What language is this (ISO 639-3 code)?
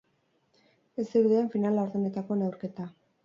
eus